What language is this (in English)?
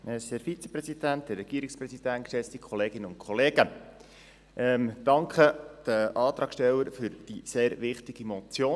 Swiss German